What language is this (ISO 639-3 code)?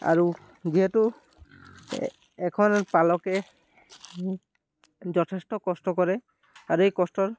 asm